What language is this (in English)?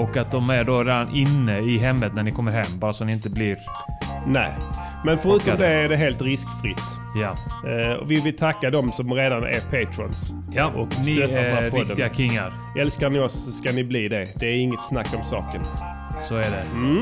Swedish